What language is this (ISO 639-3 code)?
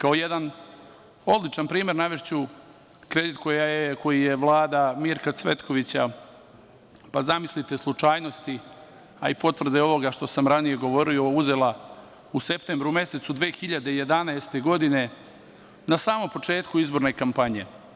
srp